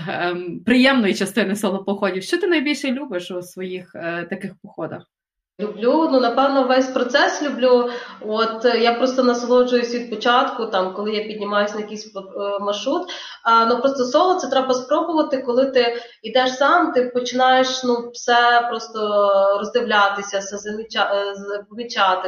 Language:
Ukrainian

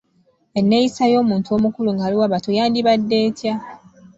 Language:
Ganda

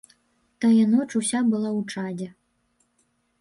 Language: Belarusian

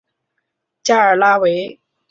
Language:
Chinese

